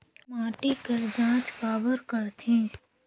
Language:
Chhattisgarhi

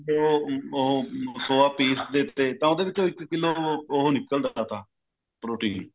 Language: Punjabi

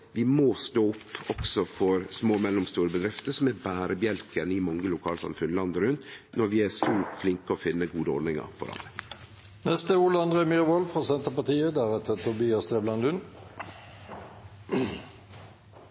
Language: Norwegian Nynorsk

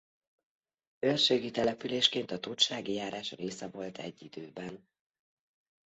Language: Hungarian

